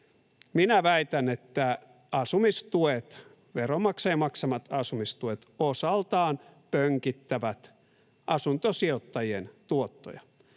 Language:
Finnish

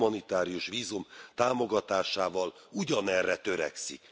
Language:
Hungarian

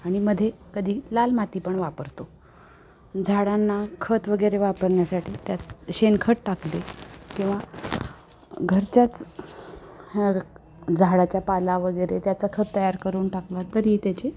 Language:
Marathi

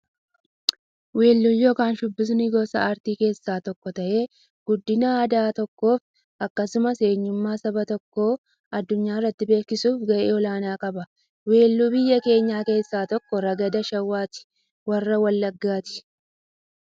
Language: Oromo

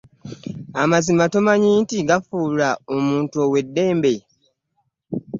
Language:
Ganda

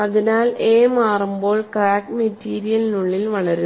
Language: Malayalam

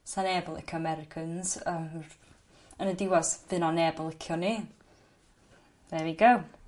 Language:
Welsh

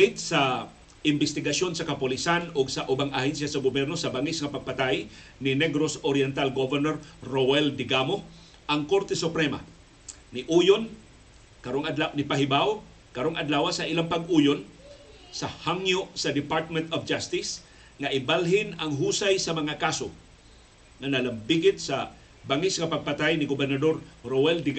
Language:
Filipino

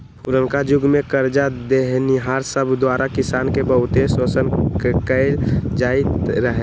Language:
Magahi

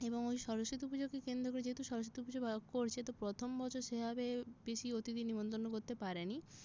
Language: Bangla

